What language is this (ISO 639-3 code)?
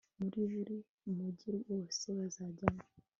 kin